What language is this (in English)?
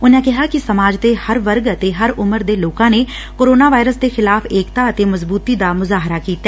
Punjabi